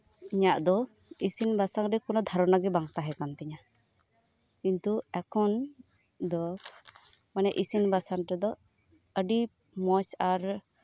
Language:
Santali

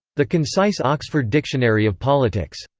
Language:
English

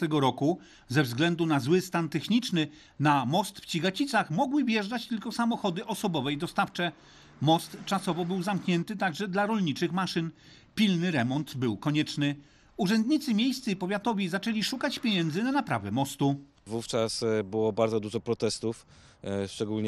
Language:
Polish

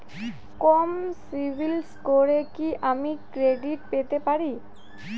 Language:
Bangla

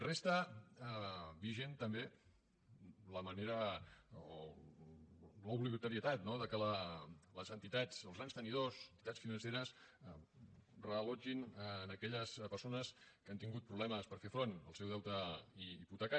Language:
Catalan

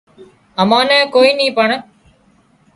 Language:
Wadiyara Koli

